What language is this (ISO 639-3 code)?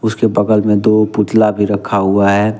hin